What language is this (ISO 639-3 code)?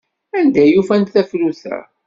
kab